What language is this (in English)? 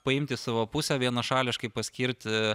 Lithuanian